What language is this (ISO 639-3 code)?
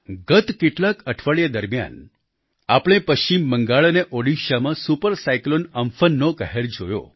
guj